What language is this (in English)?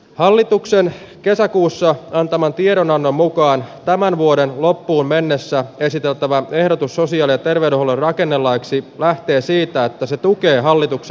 Finnish